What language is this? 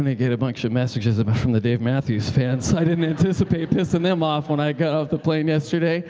English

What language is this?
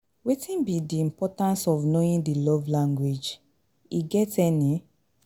Nigerian Pidgin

